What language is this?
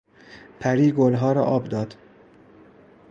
Persian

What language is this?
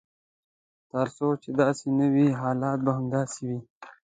Pashto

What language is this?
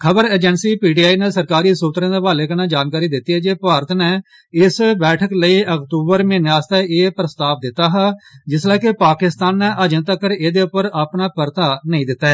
Dogri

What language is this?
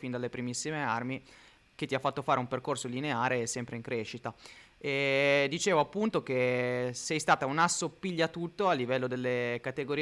Italian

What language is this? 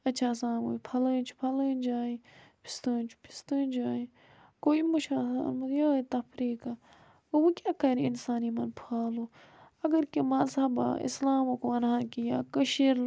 Kashmiri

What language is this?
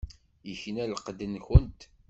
Kabyle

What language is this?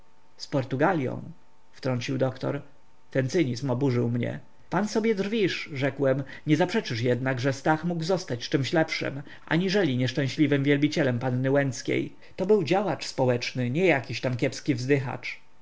Polish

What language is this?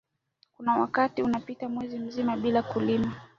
Swahili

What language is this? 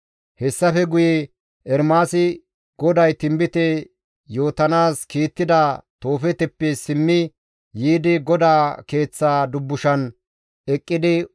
Gamo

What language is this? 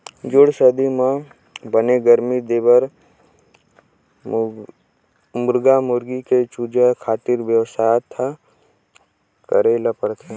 Chhattisgarhi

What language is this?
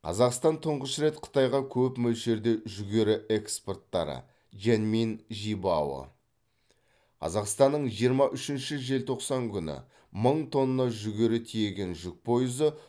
Kazakh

